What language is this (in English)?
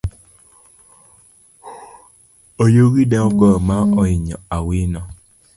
Luo (Kenya and Tanzania)